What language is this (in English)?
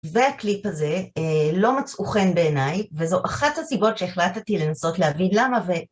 Hebrew